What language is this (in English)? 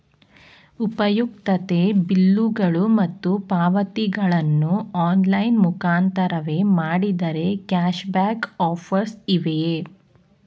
Kannada